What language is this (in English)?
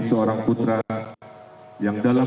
Indonesian